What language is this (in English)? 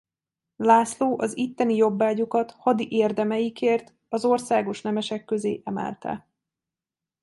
Hungarian